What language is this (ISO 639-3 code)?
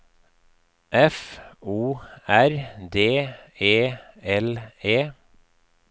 nor